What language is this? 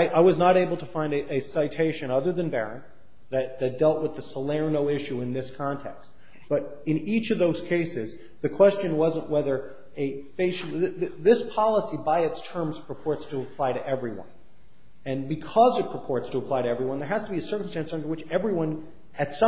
English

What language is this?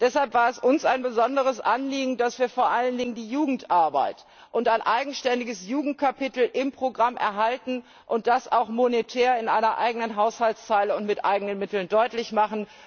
German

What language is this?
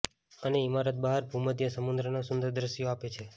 Gujarati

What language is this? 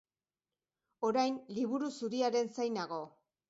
Basque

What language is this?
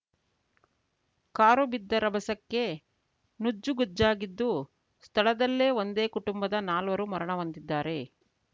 Kannada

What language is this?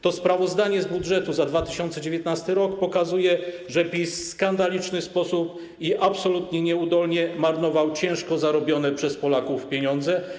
Polish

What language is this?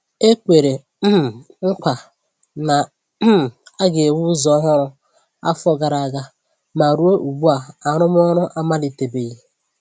Igbo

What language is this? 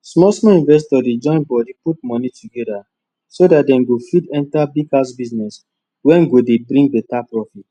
Nigerian Pidgin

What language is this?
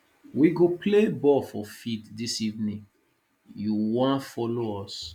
Nigerian Pidgin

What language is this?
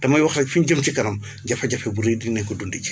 Wolof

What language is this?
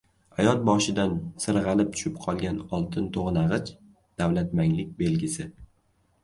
Uzbek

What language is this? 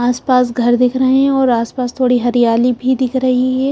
Hindi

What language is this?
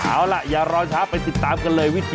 Thai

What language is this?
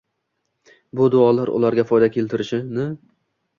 Uzbek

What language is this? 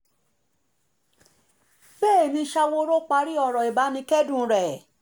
Yoruba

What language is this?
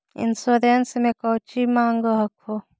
Magahi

